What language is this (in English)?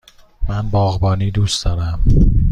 Persian